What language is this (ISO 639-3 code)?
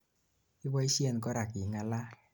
kln